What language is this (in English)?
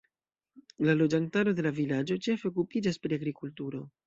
Esperanto